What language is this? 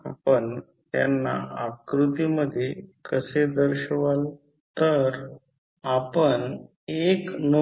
Marathi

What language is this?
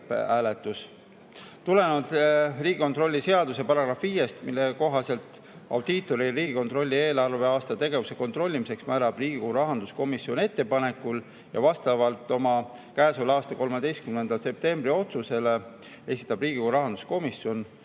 Estonian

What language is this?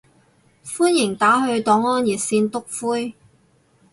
Cantonese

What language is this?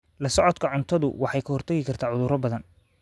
Somali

